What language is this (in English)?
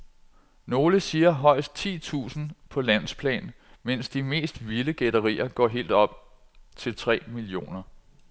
Danish